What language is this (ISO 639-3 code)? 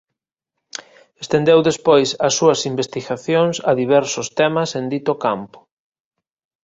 glg